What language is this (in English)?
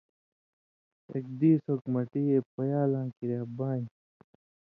Indus Kohistani